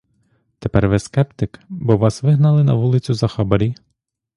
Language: Ukrainian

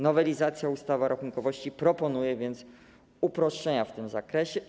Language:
Polish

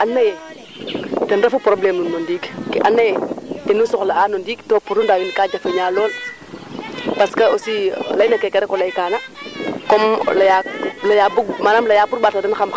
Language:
Serer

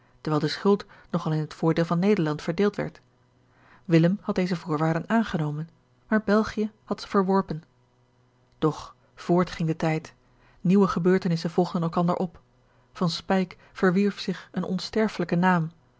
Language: Dutch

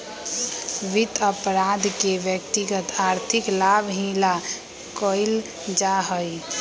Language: Magahi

